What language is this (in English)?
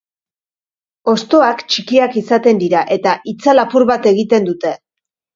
Basque